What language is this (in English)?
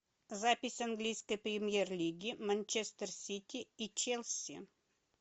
Russian